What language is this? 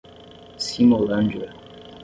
Portuguese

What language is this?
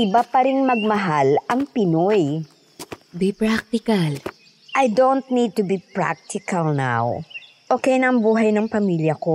Filipino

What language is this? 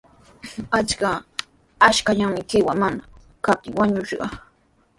Sihuas Ancash Quechua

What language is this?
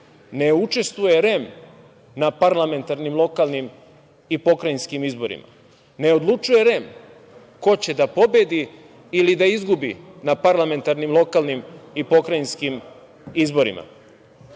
Serbian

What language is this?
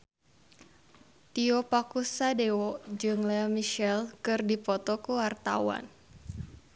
Sundanese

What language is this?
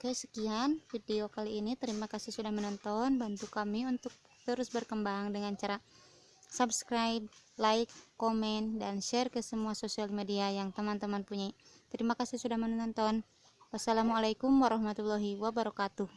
Indonesian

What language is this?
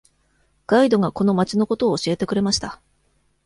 Japanese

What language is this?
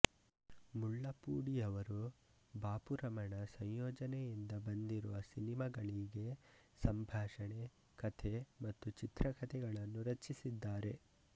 Kannada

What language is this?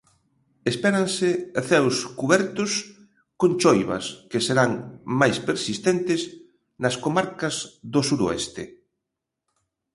Galician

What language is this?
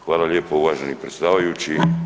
Croatian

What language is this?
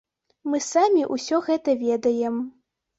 Belarusian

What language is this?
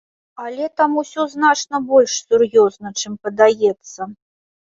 Belarusian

